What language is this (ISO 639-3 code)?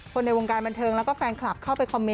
tha